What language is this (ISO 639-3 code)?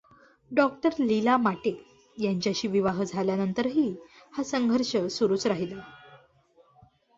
mar